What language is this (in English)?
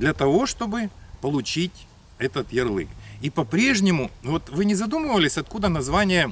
Russian